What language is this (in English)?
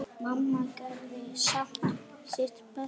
Icelandic